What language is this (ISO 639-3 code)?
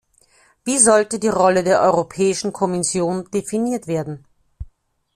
deu